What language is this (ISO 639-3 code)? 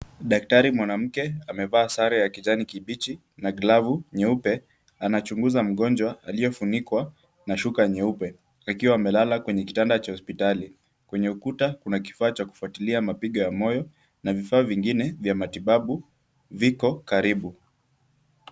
swa